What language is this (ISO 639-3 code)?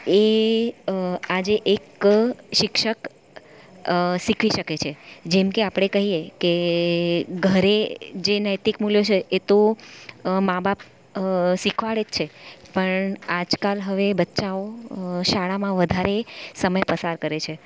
guj